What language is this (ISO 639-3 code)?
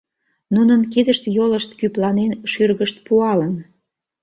chm